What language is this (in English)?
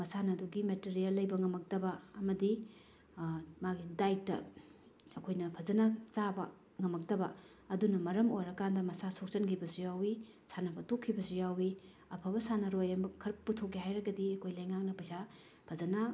Manipuri